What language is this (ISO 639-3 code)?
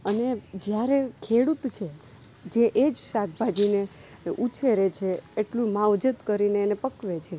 guj